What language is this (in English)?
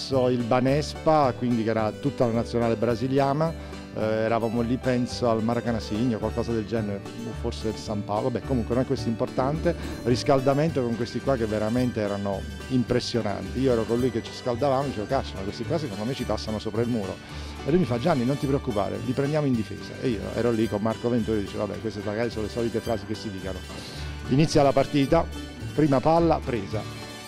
Italian